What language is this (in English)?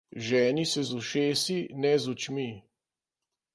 Slovenian